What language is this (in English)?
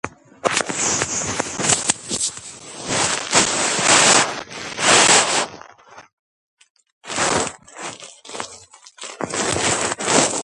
Georgian